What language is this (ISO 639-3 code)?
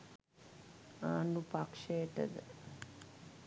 sin